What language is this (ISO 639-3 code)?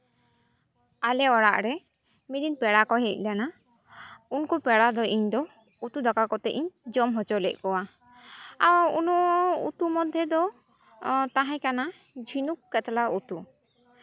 sat